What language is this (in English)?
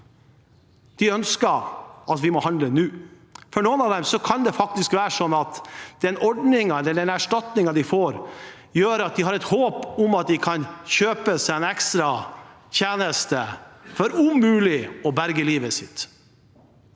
Norwegian